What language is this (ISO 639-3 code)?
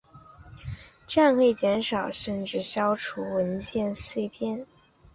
zho